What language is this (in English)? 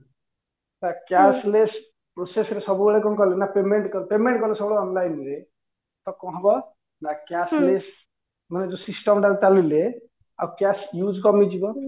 Odia